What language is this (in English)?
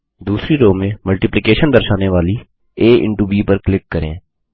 Hindi